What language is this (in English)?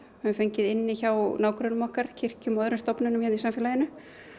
Icelandic